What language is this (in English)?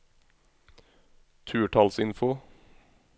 Norwegian